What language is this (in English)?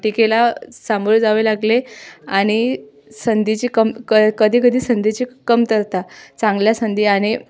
Marathi